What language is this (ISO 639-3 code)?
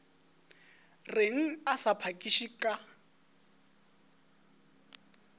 nso